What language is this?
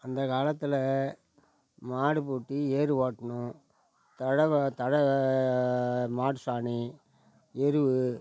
Tamil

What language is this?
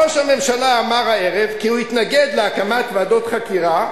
Hebrew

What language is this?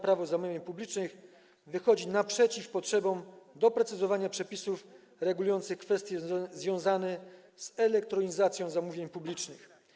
Polish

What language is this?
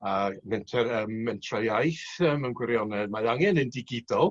Welsh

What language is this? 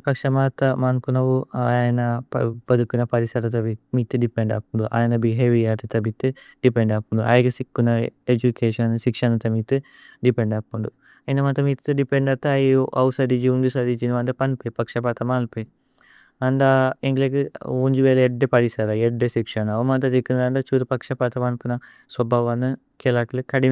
Tulu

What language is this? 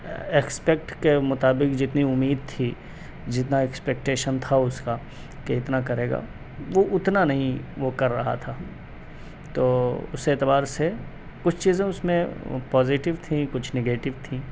Urdu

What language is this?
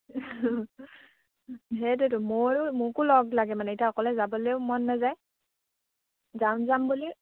Assamese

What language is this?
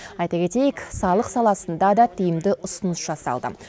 Kazakh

